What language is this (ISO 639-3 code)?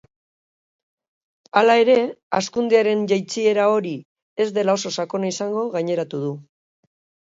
eus